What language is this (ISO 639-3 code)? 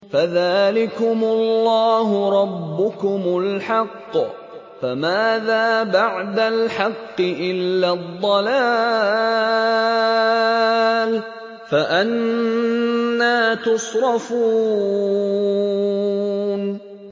ara